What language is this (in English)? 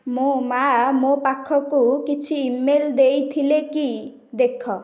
Odia